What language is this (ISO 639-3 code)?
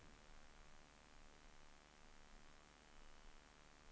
swe